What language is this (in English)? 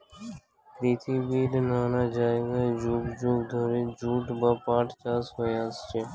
Bangla